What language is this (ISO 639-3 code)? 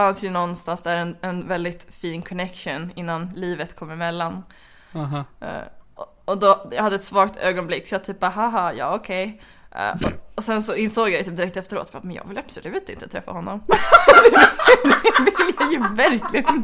swe